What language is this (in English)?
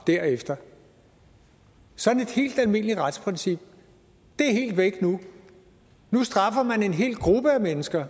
Danish